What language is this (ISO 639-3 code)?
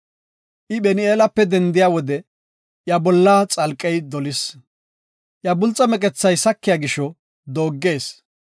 gof